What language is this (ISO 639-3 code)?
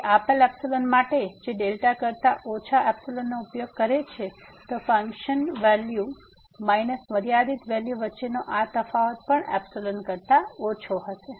guj